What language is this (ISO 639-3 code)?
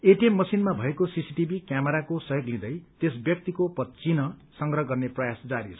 nep